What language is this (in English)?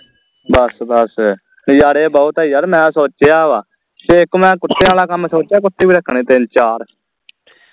Punjabi